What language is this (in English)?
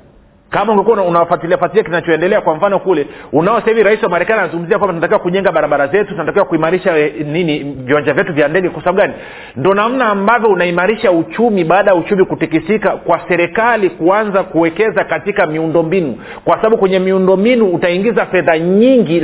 Swahili